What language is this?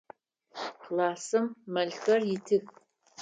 Adyghe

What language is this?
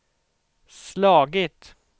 Swedish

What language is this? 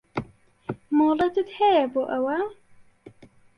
Central Kurdish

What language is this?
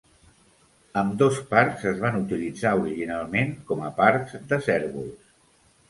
Catalan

